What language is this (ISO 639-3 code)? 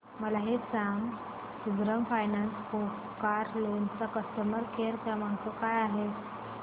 mar